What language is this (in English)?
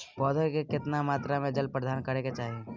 Maithili